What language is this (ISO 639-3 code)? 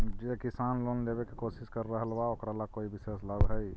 mag